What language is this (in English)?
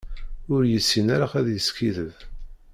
Kabyle